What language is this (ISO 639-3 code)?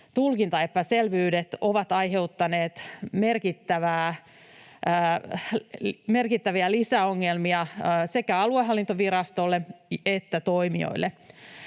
fin